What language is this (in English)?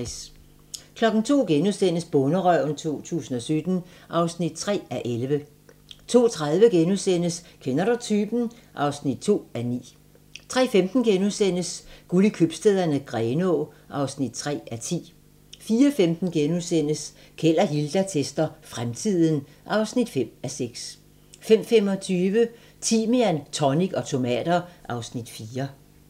Danish